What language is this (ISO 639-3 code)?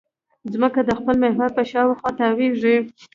pus